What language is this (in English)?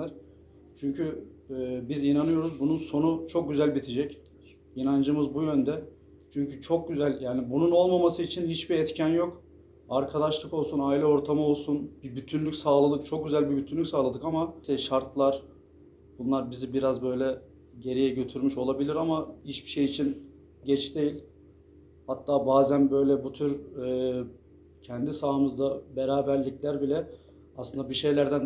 Turkish